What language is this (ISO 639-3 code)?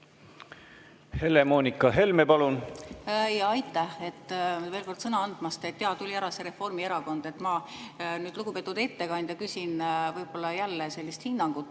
est